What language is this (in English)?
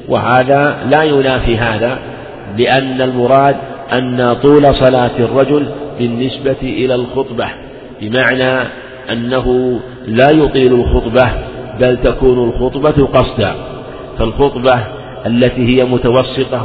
Arabic